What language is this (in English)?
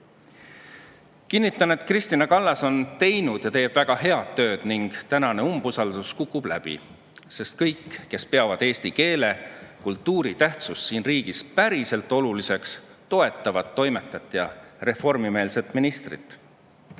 Estonian